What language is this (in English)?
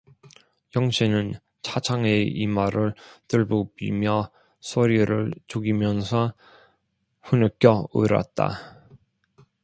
Korean